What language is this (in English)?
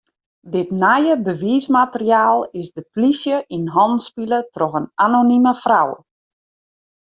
Western Frisian